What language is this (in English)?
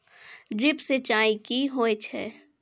Maithili